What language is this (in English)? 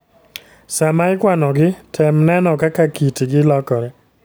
Luo (Kenya and Tanzania)